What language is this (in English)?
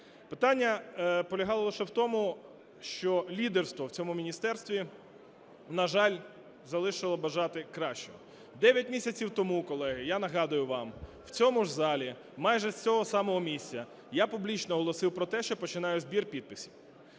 Ukrainian